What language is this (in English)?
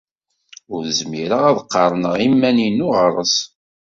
Kabyle